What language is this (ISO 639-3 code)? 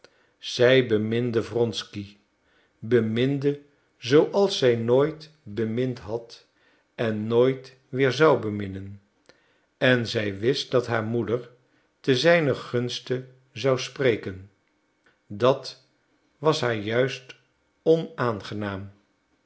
nld